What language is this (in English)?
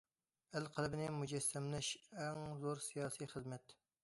Uyghur